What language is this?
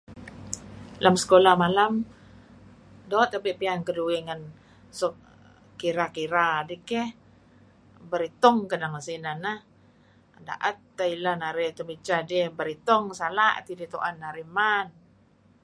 Kelabit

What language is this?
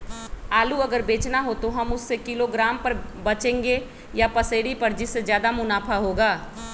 Magahi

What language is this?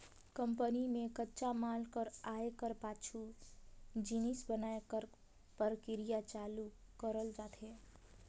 Chhattisgarhi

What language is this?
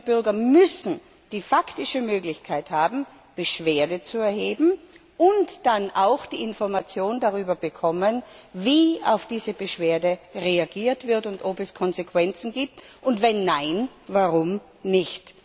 German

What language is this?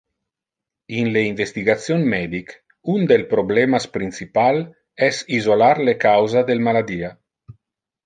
Interlingua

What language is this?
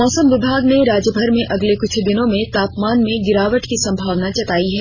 Hindi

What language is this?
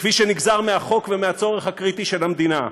Hebrew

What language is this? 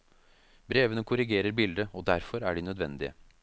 Norwegian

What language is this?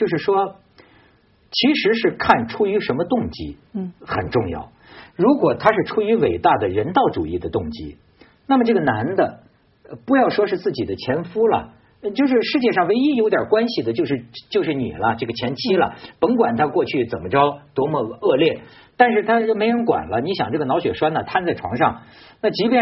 Chinese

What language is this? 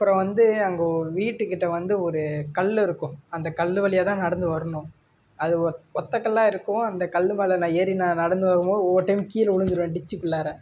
Tamil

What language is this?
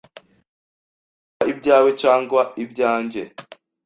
Kinyarwanda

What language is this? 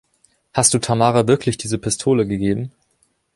German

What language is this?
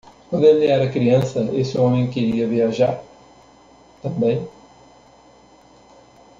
Portuguese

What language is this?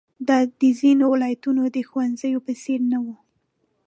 Pashto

